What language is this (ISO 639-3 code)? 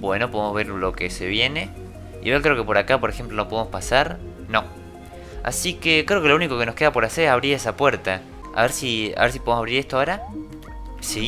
spa